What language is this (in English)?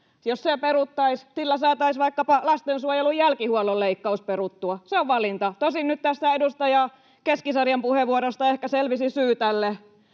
Finnish